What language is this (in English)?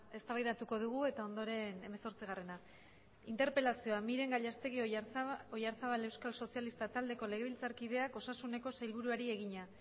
Basque